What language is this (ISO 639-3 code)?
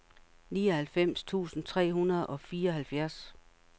dan